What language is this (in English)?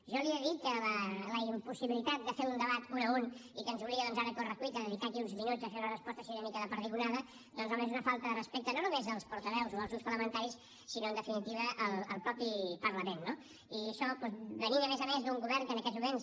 Catalan